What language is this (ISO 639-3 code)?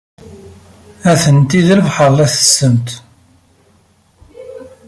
kab